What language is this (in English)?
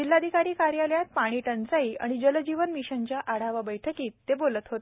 Marathi